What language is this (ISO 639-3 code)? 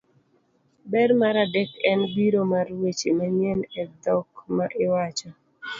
luo